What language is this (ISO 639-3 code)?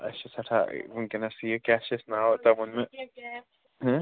kas